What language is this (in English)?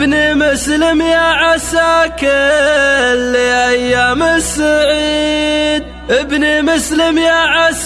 Arabic